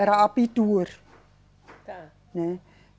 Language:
Portuguese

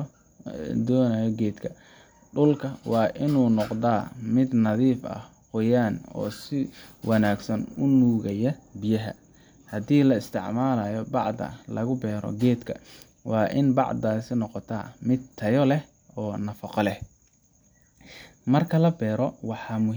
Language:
Somali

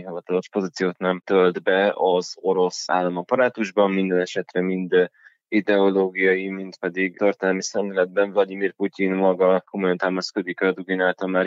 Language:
Hungarian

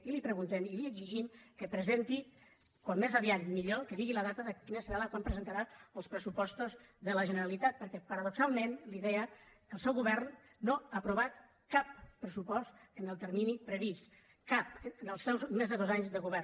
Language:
Catalan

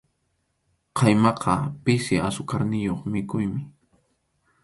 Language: Arequipa-La Unión Quechua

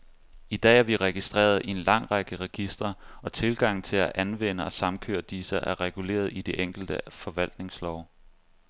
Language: Danish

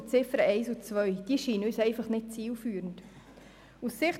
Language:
Swiss German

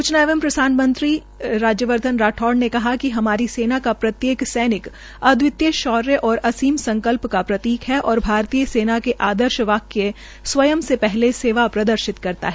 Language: Hindi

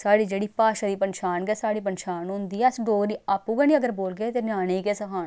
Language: Dogri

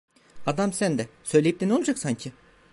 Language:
Turkish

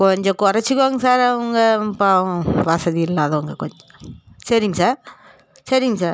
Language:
Tamil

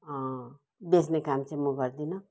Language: Nepali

